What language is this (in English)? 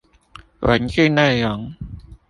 Chinese